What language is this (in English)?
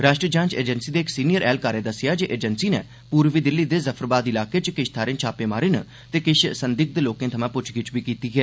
Dogri